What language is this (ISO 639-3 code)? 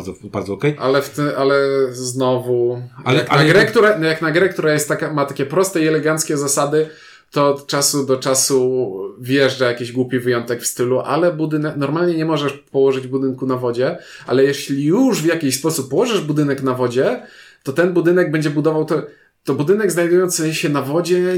pol